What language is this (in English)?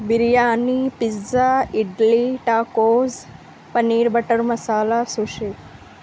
Urdu